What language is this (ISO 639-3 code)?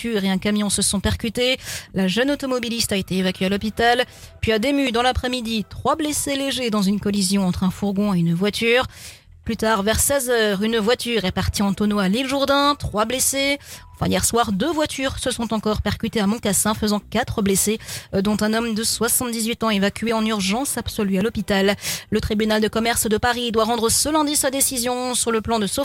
fra